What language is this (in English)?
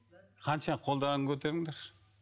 Kazakh